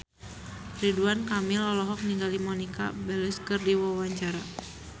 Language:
Sundanese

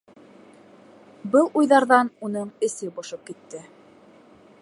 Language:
Bashkir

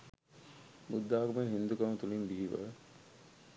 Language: Sinhala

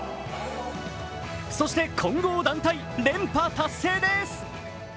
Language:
Japanese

